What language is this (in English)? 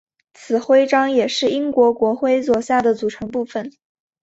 Chinese